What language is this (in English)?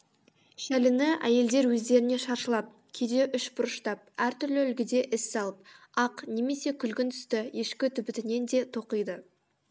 Kazakh